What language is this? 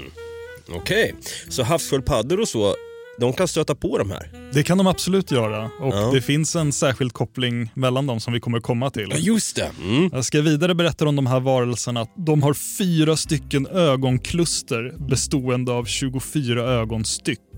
Swedish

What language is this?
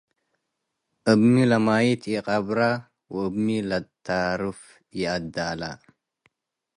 Tigre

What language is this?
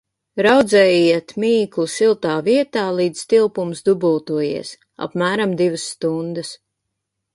Latvian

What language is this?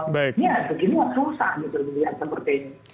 Indonesian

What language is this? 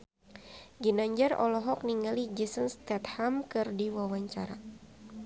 Sundanese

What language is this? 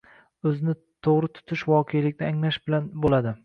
Uzbek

